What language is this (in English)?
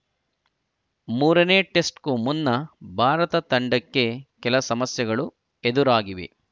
Kannada